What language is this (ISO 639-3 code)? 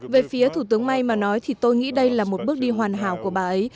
vie